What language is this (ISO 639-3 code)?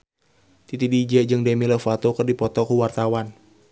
sun